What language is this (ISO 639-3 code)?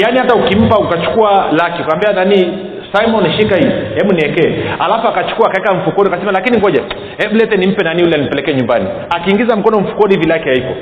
swa